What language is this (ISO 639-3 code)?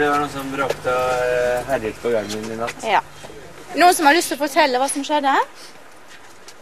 nor